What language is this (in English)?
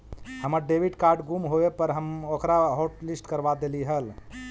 Magahi